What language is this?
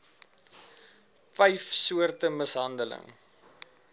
Afrikaans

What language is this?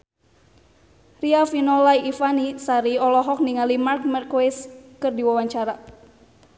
Sundanese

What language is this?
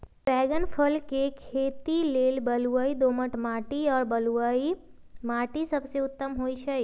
Magahi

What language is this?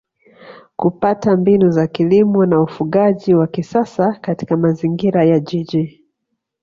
Swahili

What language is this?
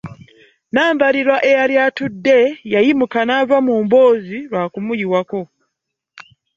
Ganda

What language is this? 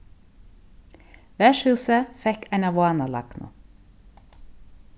Faroese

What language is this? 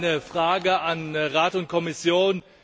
German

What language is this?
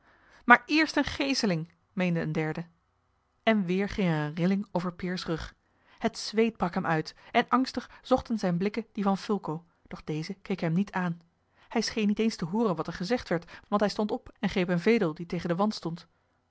Dutch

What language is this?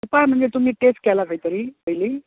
Konkani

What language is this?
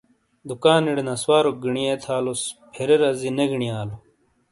Shina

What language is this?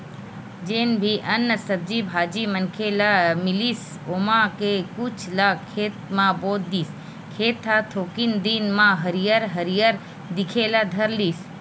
Chhattisgarhi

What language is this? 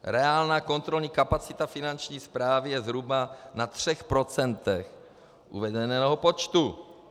Czech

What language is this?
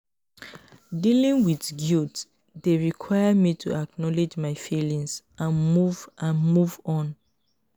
Nigerian Pidgin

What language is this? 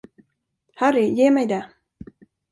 Swedish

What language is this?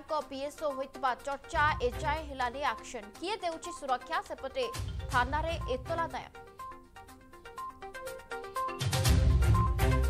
Hindi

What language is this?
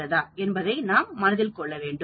Tamil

